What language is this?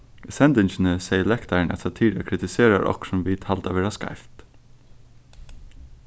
Faroese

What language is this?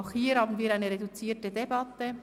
Swiss German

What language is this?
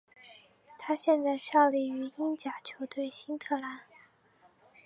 Chinese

